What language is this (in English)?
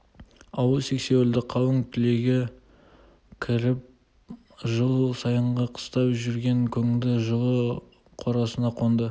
Kazakh